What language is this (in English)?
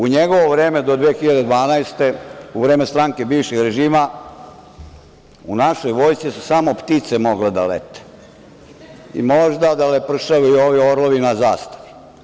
Serbian